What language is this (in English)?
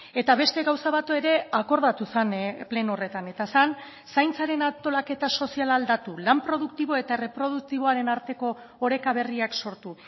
Basque